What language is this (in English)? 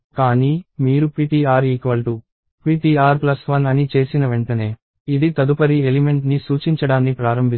Telugu